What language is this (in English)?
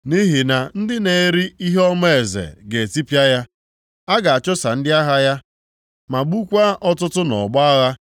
Igbo